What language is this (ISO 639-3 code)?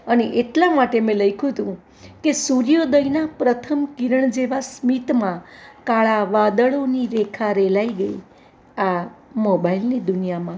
guj